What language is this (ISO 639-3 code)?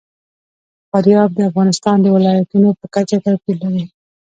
pus